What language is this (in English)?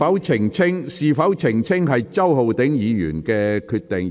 Cantonese